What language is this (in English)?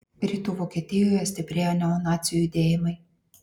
Lithuanian